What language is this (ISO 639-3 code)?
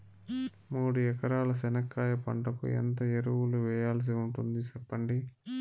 tel